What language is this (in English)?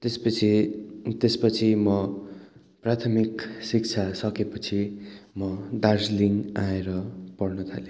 Nepali